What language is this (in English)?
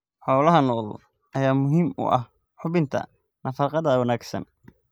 Somali